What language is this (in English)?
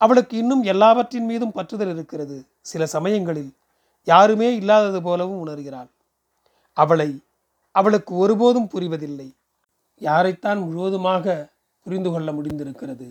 Tamil